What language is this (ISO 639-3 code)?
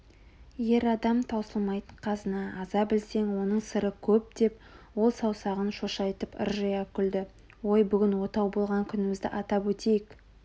kaz